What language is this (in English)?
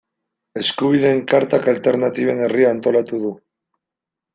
Basque